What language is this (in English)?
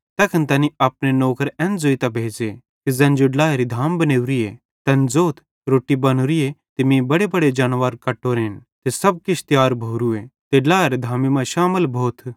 Bhadrawahi